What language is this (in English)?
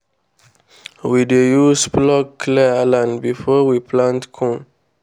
Nigerian Pidgin